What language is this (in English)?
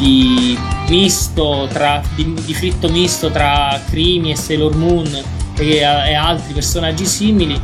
Italian